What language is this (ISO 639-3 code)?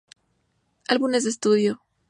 spa